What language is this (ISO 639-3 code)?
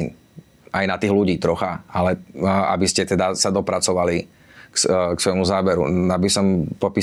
slk